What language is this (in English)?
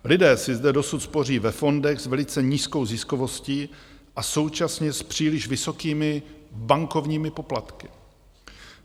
Czech